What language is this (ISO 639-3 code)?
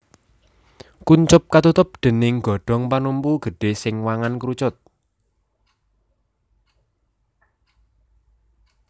jav